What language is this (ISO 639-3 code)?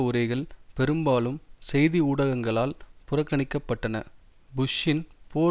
tam